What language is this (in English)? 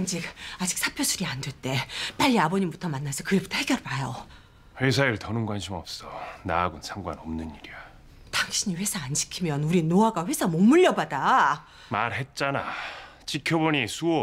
Korean